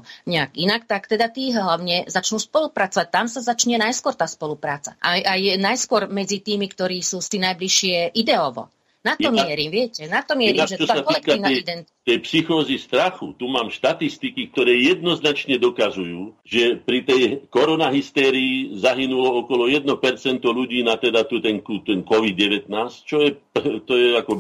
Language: Slovak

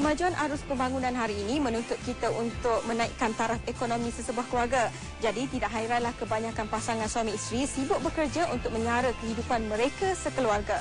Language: Malay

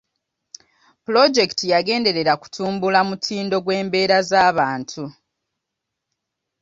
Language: Ganda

